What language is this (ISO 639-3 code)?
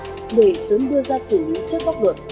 vie